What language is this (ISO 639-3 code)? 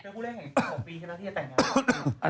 tha